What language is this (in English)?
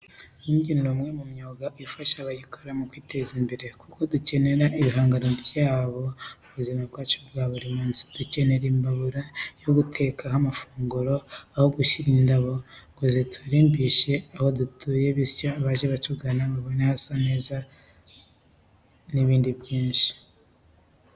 Kinyarwanda